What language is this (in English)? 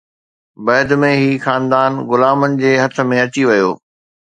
Sindhi